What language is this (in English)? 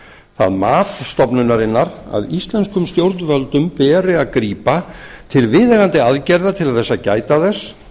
Icelandic